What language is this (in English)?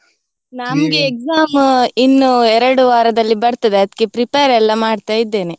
Kannada